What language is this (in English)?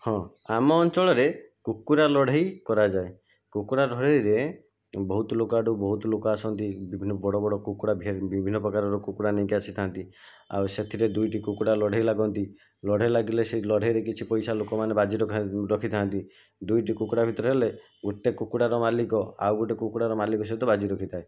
Odia